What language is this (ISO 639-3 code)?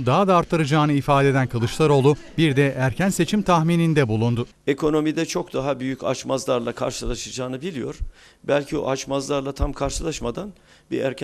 tur